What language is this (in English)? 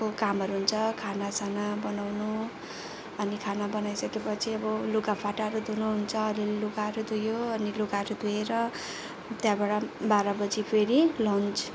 Nepali